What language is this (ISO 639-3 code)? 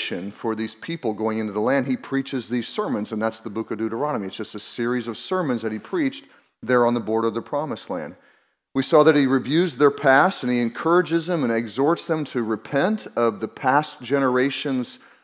eng